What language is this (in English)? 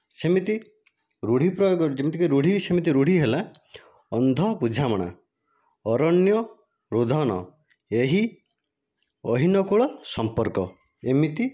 Odia